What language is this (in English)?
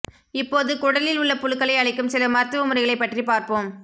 Tamil